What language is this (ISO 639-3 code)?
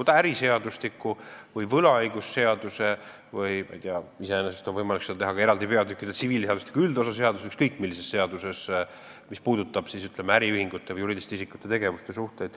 est